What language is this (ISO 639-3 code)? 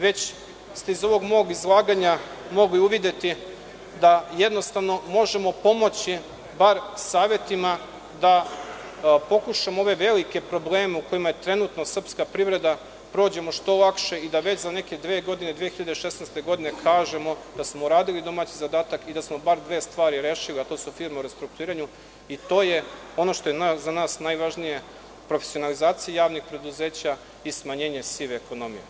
srp